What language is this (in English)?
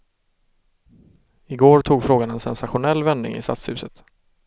Swedish